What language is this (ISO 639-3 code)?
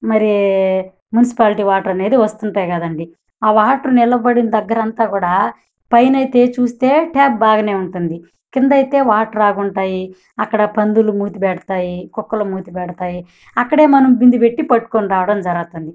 tel